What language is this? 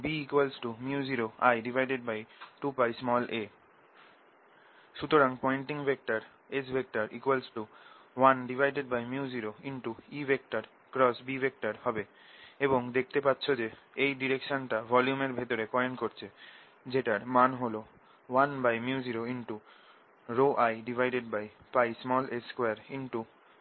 Bangla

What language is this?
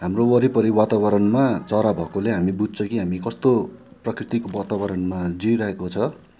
Nepali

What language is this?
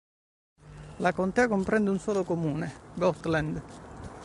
Italian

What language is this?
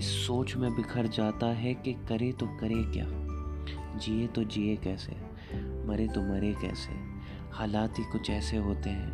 Hindi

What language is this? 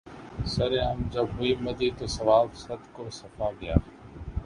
Urdu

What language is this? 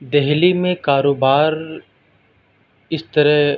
Urdu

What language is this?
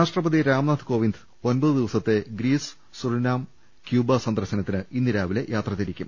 Malayalam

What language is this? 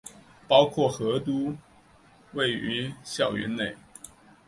Chinese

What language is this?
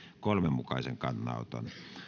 Finnish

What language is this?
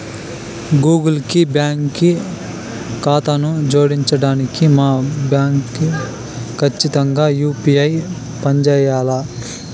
Telugu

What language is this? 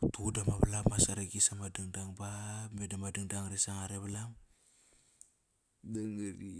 Kairak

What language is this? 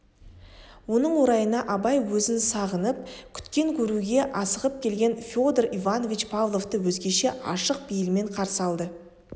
Kazakh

